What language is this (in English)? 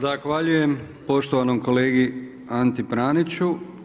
Croatian